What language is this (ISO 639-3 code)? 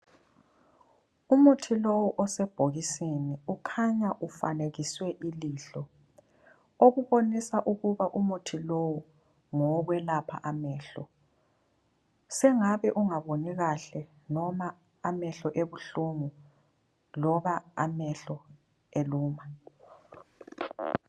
nde